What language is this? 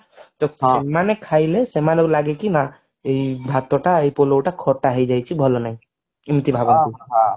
Odia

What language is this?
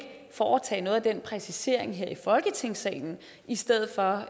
Danish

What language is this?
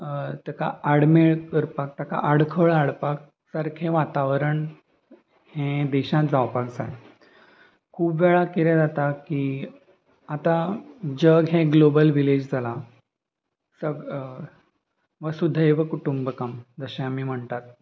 Konkani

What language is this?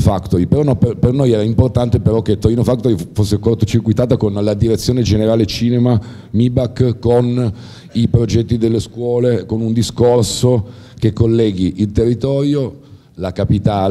Italian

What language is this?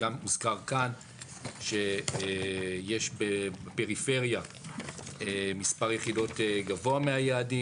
Hebrew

